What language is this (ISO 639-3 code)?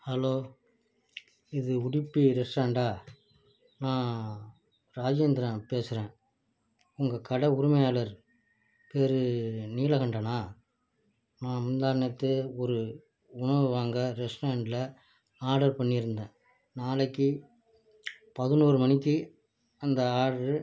tam